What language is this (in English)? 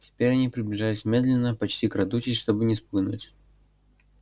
Russian